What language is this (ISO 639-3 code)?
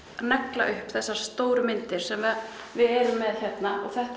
isl